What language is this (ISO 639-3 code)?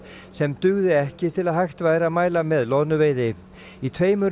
isl